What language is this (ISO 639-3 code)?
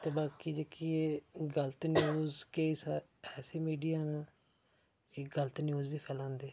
doi